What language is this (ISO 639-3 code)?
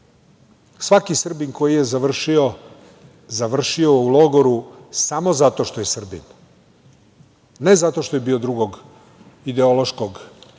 srp